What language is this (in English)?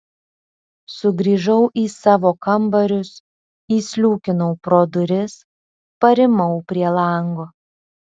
Lithuanian